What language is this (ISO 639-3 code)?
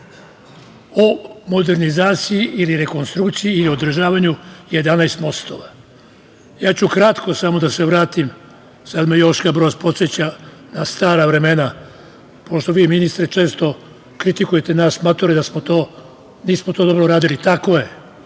srp